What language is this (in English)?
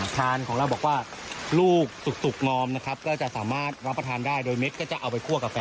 Thai